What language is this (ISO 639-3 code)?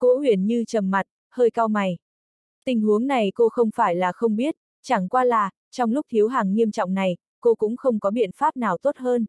vie